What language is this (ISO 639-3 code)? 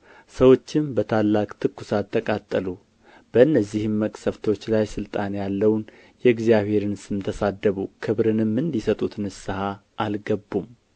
amh